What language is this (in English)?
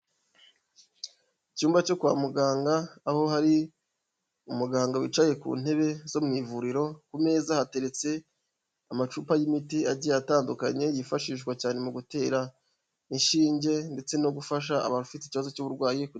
Kinyarwanda